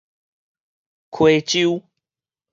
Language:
Min Nan Chinese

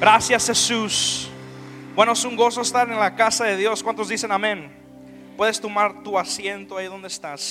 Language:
Spanish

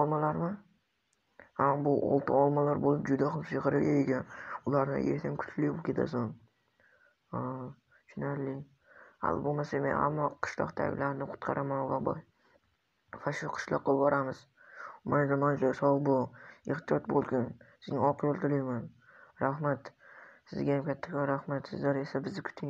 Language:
Arabic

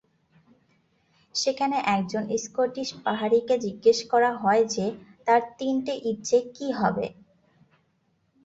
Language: Bangla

